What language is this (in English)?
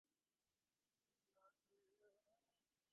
Bangla